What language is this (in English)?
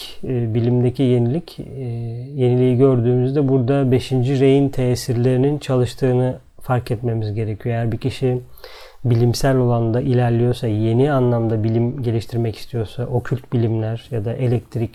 Turkish